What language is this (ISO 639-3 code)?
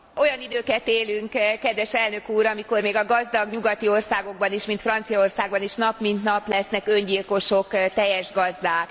hun